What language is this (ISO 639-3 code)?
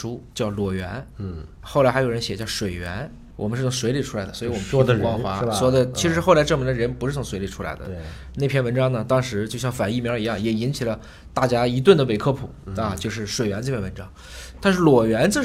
zho